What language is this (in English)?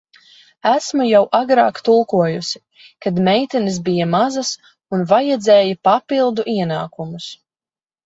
Latvian